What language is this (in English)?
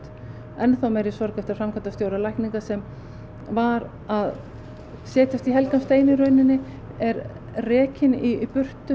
Icelandic